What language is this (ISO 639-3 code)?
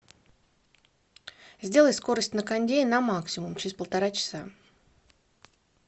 rus